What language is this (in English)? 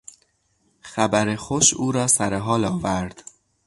Persian